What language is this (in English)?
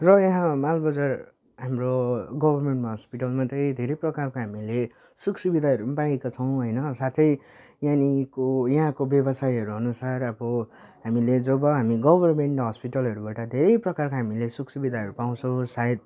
Nepali